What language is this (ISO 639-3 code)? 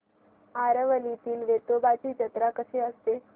mar